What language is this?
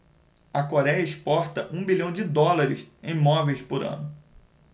Portuguese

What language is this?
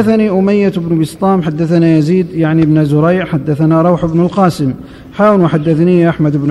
Arabic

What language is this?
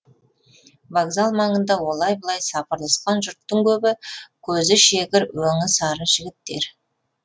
Kazakh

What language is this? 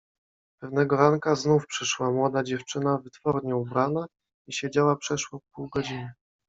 Polish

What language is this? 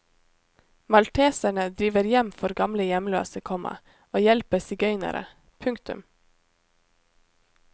Norwegian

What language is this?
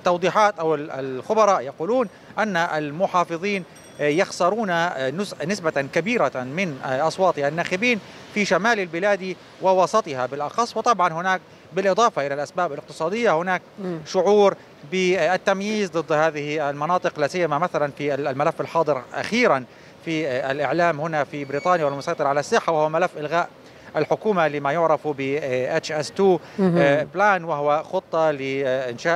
Arabic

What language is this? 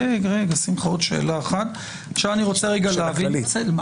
Hebrew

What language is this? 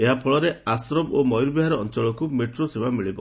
Odia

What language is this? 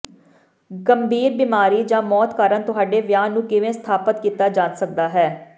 Punjabi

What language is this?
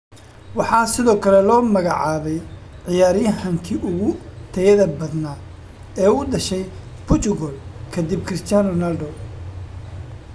Somali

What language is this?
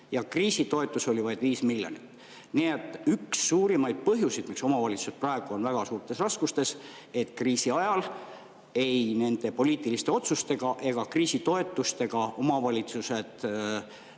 Estonian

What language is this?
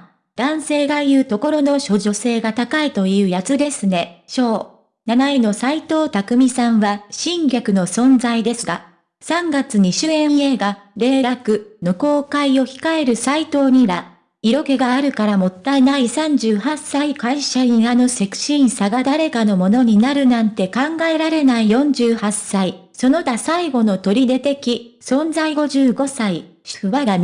Japanese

